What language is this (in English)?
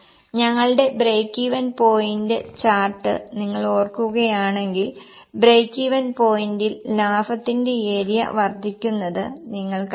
Malayalam